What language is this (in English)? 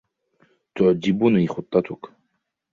Arabic